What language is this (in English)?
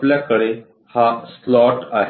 Marathi